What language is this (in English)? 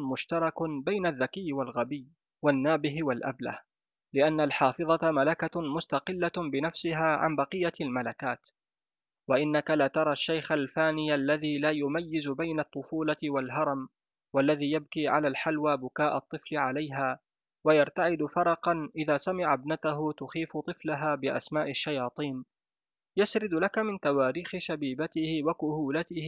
Arabic